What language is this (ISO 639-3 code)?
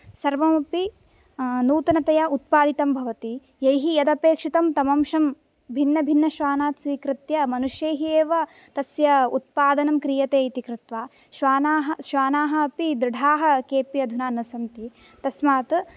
san